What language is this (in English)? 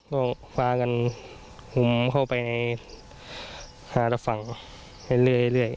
Thai